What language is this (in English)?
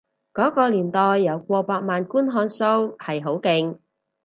Cantonese